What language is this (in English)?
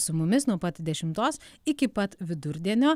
Lithuanian